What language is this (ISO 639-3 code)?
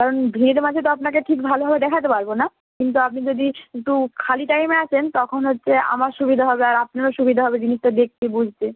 ben